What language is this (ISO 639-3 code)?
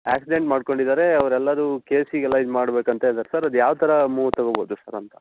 kan